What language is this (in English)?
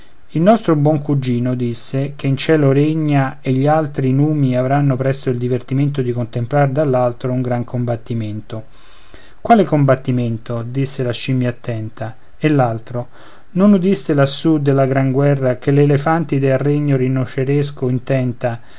Italian